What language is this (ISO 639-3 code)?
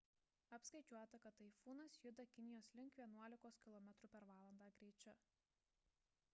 lit